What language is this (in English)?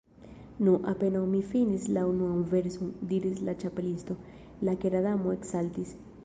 Esperanto